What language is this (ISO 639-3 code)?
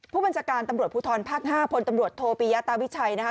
tha